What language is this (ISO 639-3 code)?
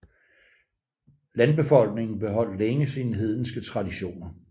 dan